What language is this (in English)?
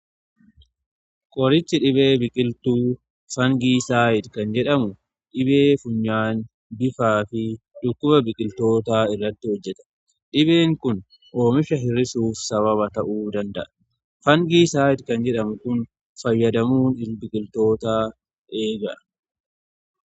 Oromo